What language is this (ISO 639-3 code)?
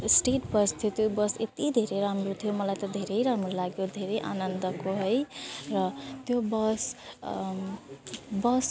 nep